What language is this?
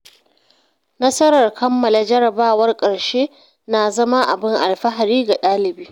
Hausa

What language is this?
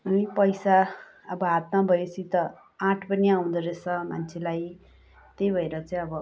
Nepali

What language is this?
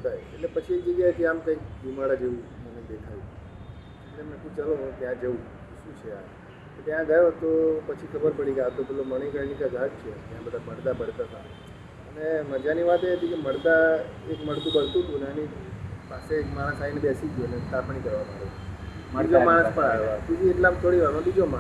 Gujarati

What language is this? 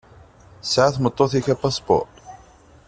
Kabyle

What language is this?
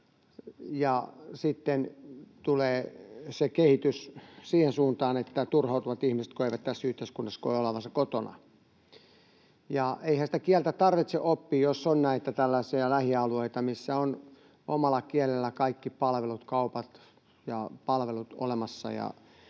Finnish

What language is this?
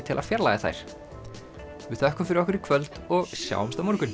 Icelandic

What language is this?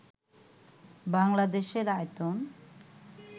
Bangla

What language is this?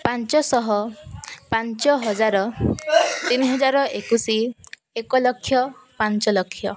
Odia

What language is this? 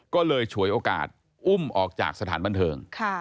Thai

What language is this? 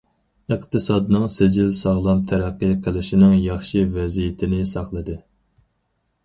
Uyghur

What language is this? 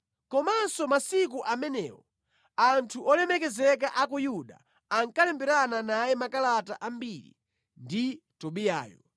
Nyanja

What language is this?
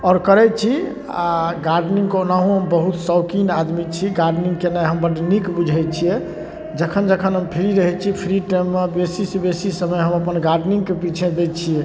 Maithili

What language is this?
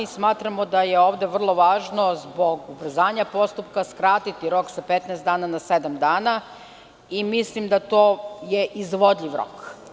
Serbian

